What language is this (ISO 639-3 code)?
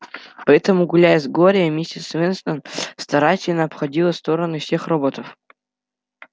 rus